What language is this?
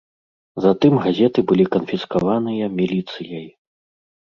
Belarusian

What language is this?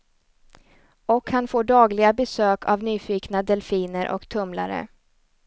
Swedish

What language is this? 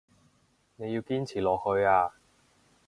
Cantonese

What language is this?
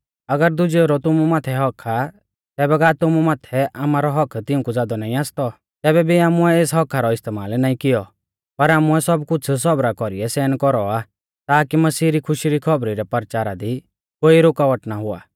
Mahasu Pahari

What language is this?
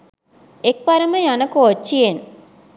Sinhala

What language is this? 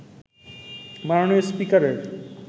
Bangla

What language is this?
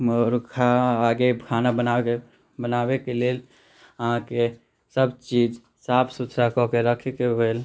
Maithili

